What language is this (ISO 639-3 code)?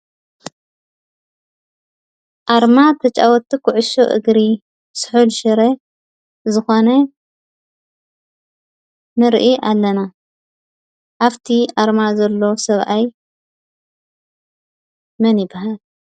tir